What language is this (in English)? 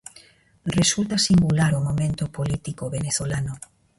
Galician